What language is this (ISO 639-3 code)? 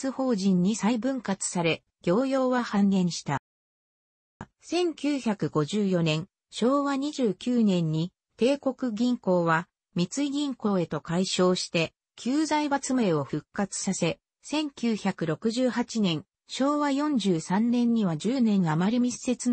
jpn